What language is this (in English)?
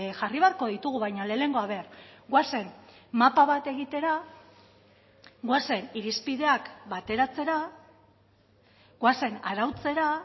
Basque